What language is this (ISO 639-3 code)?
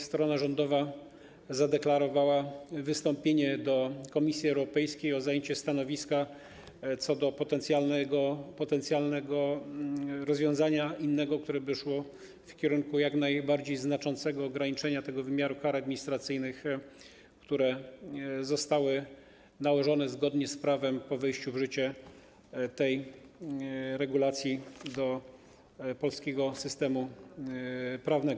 pol